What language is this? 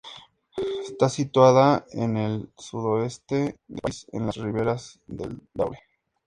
Spanish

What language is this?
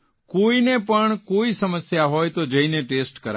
Gujarati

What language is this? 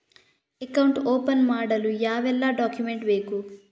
Kannada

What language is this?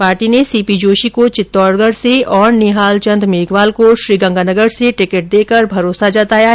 Hindi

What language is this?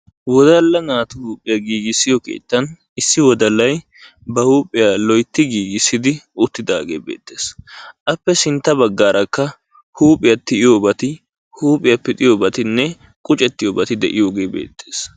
Wolaytta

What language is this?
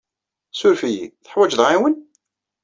Kabyle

